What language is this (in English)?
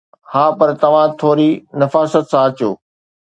Sindhi